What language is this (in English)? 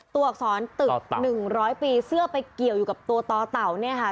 Thai